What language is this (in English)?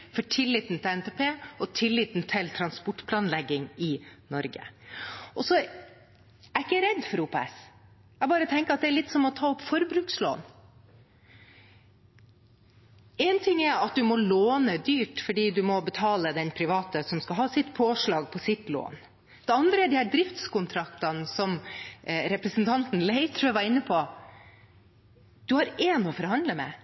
Norwegian Bokmål